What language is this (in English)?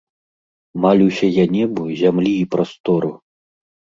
Belarusian